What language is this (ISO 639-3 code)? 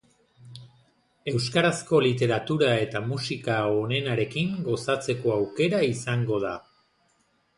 eus